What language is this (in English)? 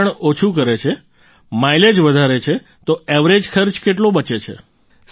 Gujarati